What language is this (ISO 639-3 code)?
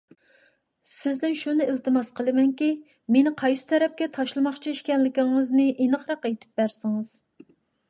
uig